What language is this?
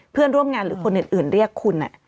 Thai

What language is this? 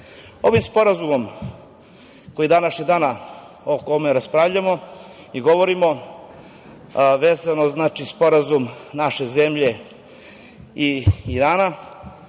Serbian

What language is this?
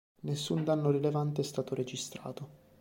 Italian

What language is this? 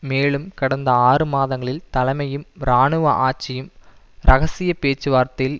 Tamil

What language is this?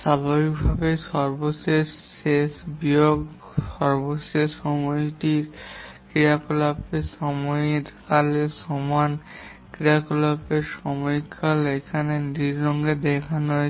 Bangla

